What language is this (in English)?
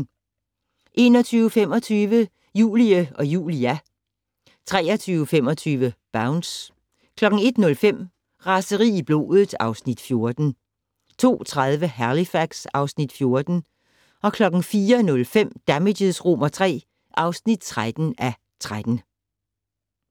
Danish